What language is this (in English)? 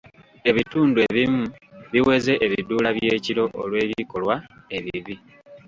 Ganda